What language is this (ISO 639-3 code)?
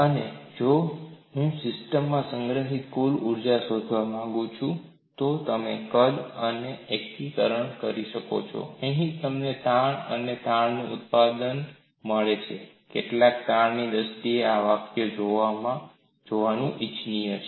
guj